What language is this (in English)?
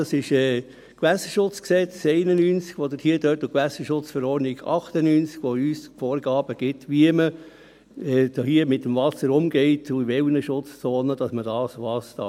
Swiss German